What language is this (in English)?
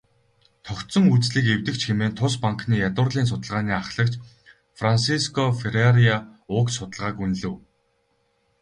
Mongolian